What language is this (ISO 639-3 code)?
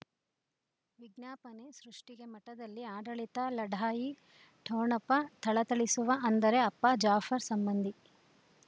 kan